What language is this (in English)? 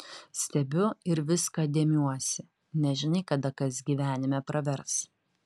Lithuanian